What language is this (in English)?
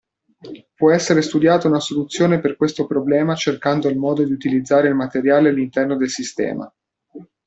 Italian